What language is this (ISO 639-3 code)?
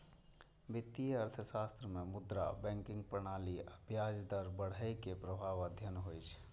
mai